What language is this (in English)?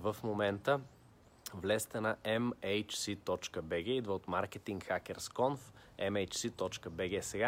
Bulgarian